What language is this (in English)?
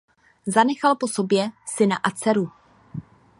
Czech